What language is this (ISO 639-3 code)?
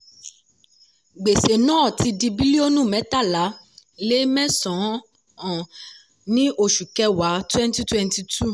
yor